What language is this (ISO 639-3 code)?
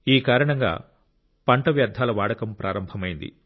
tel